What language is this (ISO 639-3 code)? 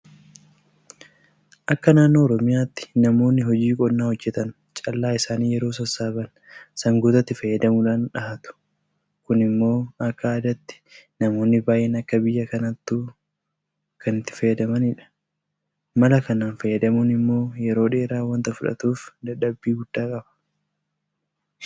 orm